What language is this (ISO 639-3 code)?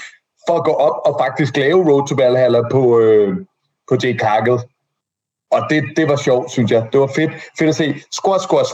dan